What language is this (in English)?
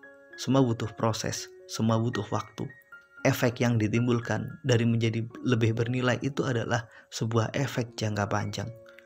Indonesian